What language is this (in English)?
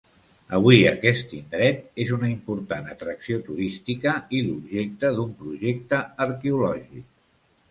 Catalan